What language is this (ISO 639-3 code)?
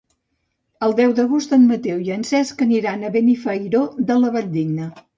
cat